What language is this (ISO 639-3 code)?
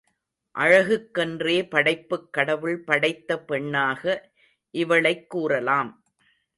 tam